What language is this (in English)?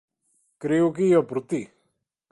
Galician